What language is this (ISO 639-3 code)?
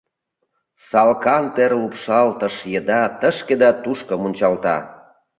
chm